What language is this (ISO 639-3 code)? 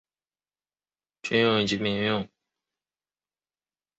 zho